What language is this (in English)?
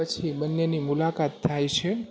Gujarati